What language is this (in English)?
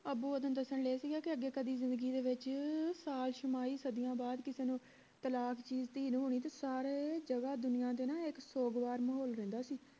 Punjabi